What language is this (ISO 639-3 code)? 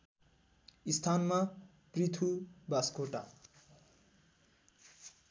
nep